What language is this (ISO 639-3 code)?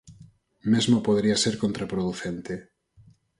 glg